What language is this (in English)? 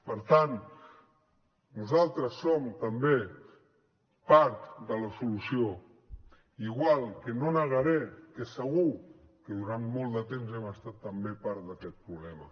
Catalan